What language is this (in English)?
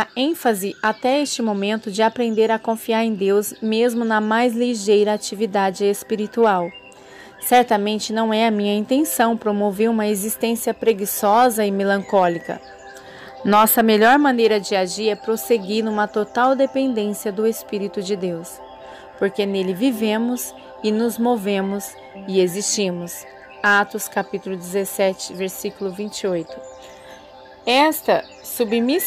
Portuguese